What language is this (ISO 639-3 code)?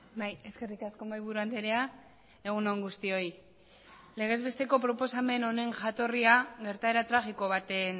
eus